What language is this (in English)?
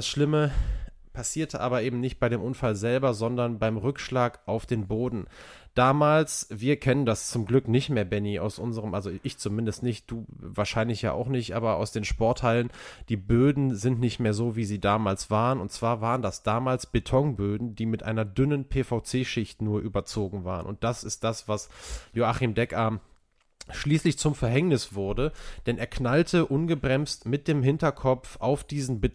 German